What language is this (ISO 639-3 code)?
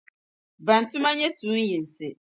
dag